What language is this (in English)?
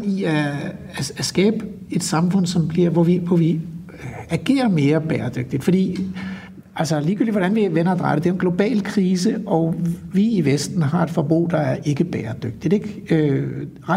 Danish